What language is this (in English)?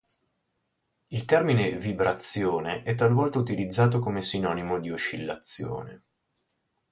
Italian